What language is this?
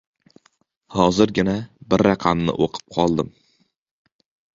Uzbek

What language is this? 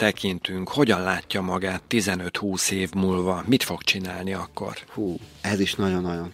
Hungarian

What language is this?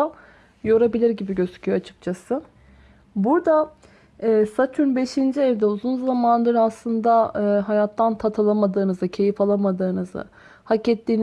Turkish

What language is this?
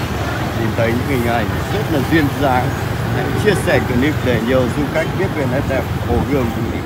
Vietnamese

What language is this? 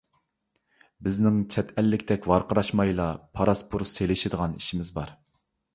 Uyghur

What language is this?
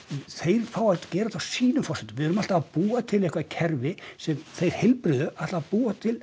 Icelandic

